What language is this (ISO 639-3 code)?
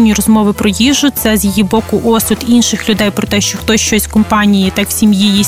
ukr